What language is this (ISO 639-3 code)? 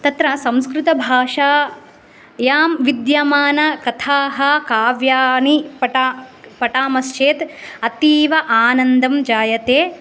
san